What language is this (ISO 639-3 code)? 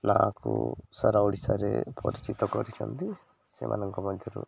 ori